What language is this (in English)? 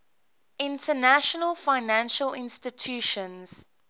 English